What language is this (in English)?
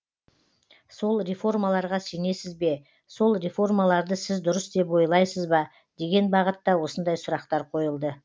Kazakh